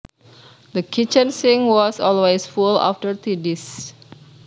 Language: Javanese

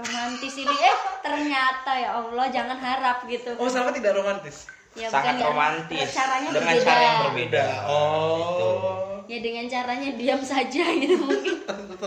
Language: Indonesian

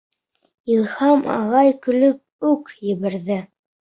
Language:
Bashkir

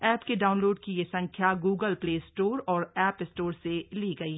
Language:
Hindi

